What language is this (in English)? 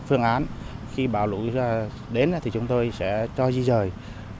Vietnamese